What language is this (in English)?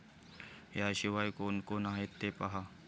Marathi